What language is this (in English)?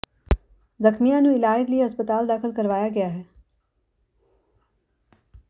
Punjabi